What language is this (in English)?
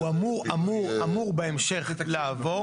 Hebrew